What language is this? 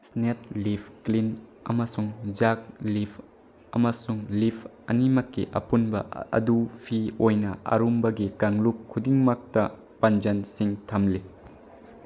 Manipuri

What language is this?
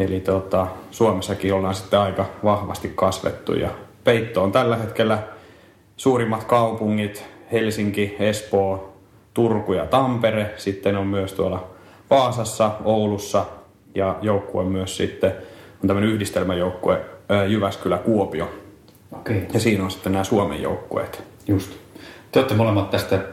Finnish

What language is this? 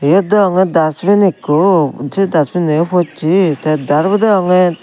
Chakma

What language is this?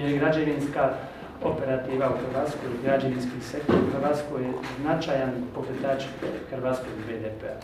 Romanian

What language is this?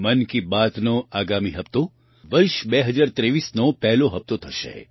Gujarati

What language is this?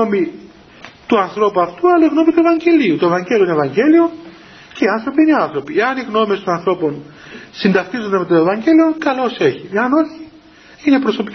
Greek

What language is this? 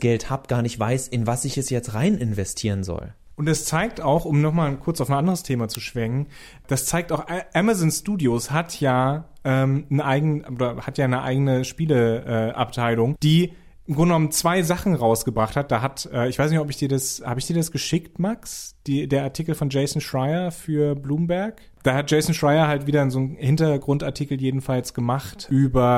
German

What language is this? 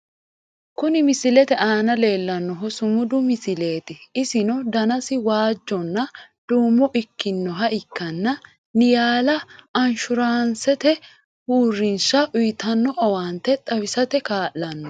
Sidamo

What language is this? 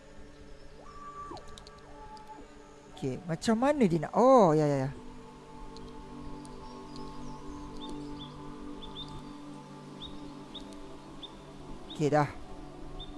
Malay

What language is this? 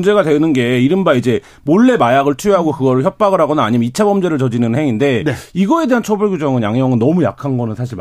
Korean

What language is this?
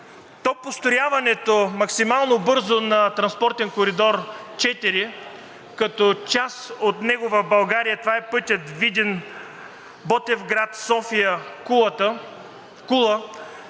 Bulgarian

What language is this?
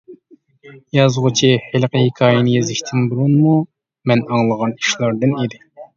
Uyghur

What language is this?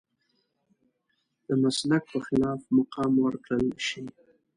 Pashto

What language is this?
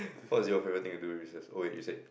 English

